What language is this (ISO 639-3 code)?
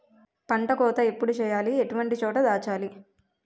tel